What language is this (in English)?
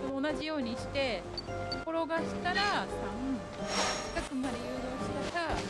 Japanese